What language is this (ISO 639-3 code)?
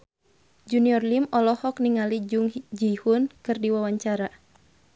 sun